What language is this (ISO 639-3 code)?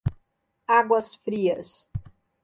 por